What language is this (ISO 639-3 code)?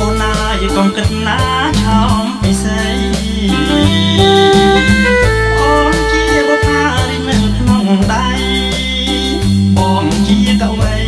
tha